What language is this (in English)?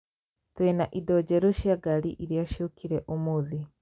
Kikuyu